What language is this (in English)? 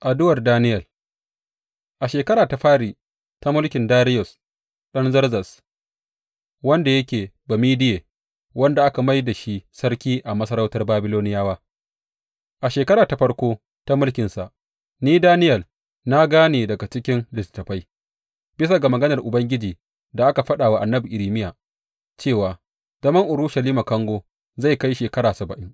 Hausa